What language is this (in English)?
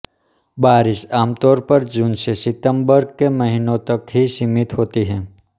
Hindi